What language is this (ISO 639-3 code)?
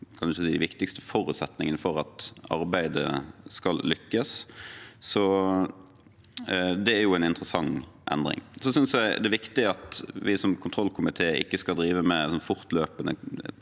nor